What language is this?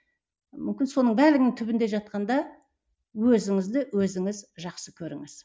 Kazakh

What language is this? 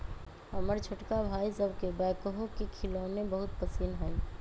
Magahi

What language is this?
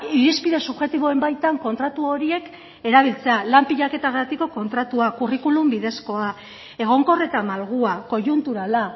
Basque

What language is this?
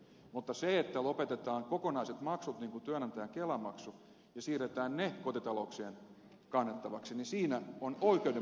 Finnish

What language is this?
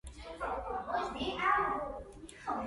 Georgian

